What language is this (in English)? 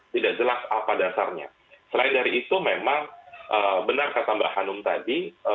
Indonesian